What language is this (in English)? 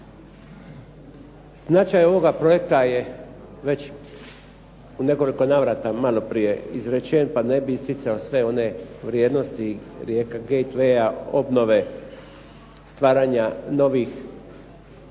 Croatian